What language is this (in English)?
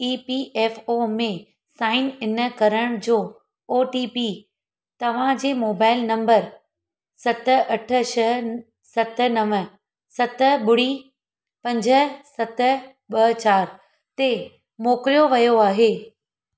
Sindhi